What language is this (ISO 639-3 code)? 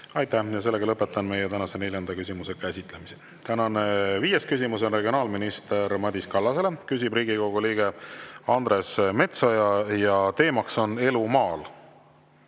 est